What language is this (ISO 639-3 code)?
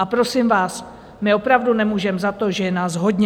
ces